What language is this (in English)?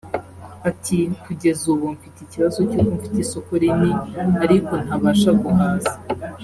Kinyarwanda